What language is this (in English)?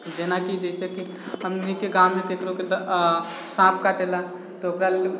Maithili